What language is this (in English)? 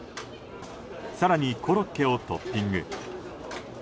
Japanese